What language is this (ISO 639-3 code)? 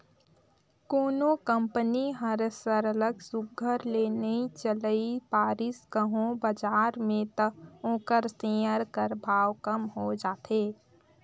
hne